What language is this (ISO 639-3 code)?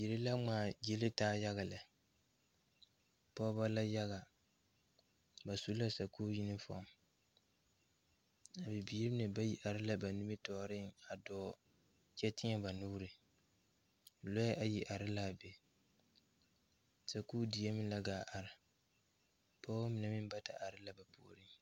dga